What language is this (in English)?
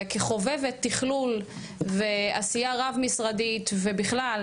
Hebrew